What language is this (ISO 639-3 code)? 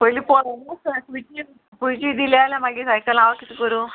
kok